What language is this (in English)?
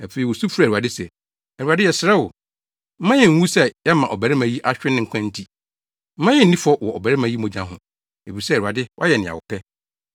Akan